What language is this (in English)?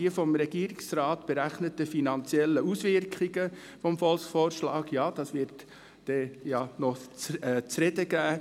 Swiss German